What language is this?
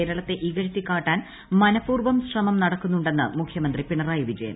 Malayalam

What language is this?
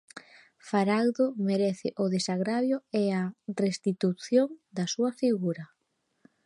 Galician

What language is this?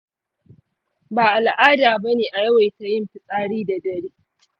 Hausa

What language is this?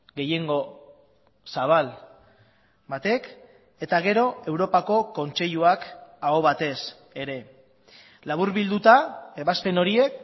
Basque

